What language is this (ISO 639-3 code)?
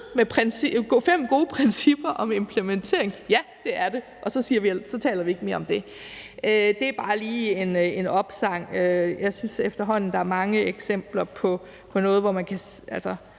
dan